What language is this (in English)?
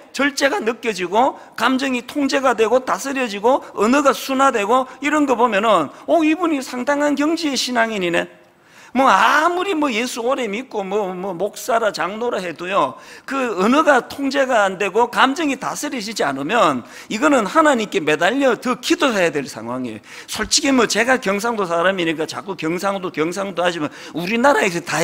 Korean